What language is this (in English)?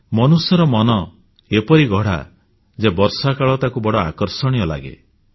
Odia